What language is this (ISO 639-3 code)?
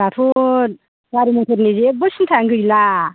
brx